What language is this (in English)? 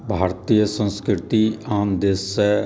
Maithili